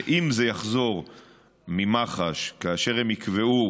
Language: Hebrew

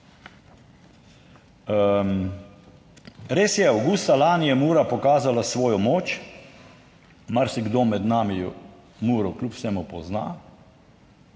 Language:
Slovenian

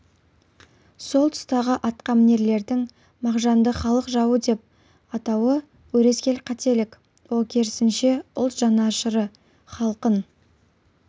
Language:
Kazakh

